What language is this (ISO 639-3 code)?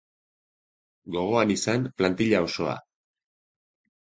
eus